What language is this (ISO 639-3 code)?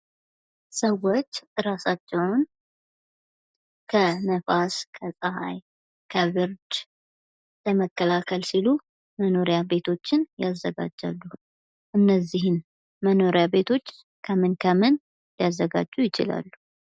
amh